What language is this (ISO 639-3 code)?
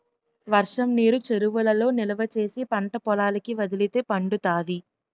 tel